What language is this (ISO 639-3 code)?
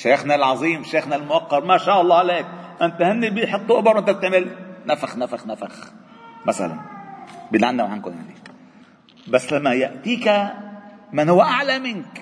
ara